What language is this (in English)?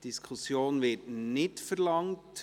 Swiss German